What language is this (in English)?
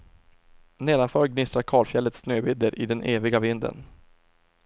Swedish